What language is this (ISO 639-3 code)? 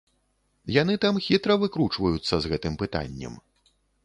bel